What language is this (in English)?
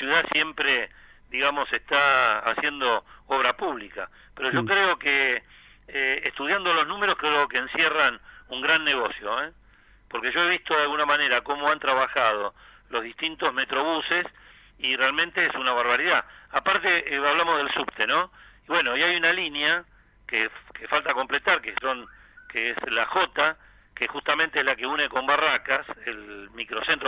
Spanish